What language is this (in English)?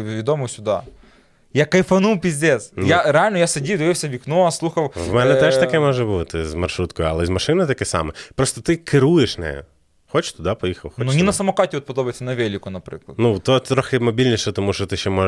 Ukrainian